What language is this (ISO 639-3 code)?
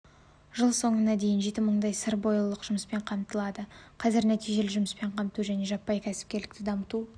kaz